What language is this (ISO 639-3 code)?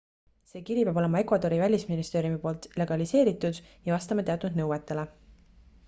est